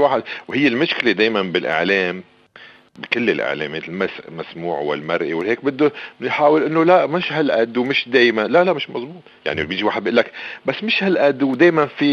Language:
Arabic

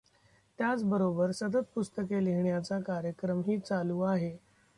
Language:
Marathi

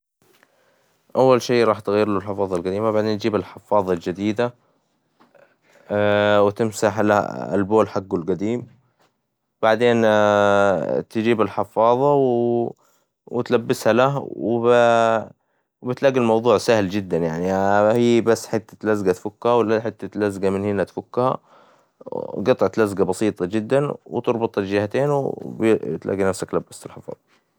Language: Hijazi Arabic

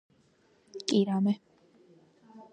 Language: Georgian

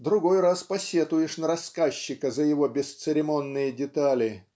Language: Russian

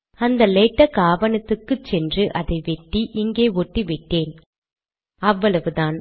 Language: Tamil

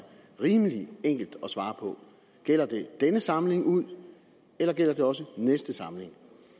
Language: Danish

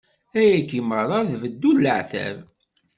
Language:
Kabyle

